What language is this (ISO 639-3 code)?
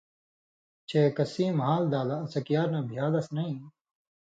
mvy